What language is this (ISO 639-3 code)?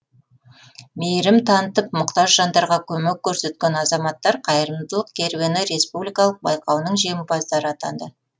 kaz